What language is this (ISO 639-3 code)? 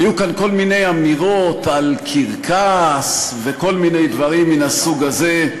heb